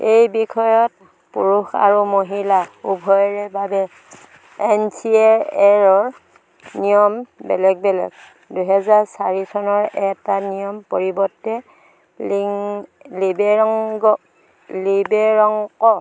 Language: Assamese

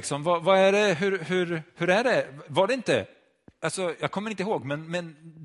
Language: Swedish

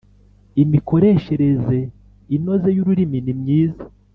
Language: Kinyarwanda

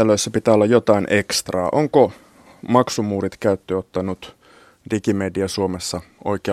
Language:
Finnish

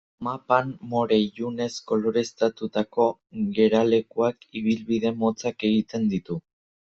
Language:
Basque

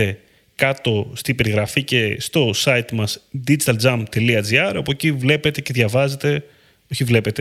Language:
Greek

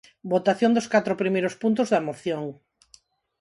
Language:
Galician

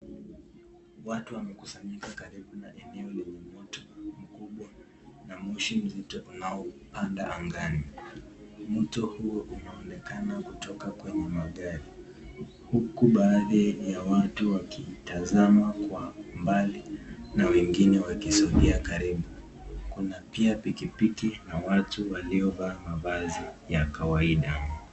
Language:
Swahili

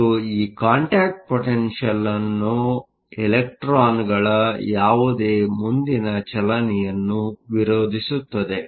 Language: Kannada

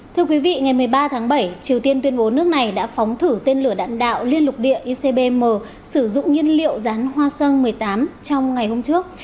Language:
Vietnamese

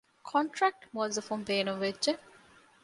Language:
Divehi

